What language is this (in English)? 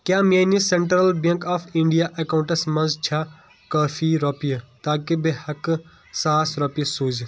Kashmiri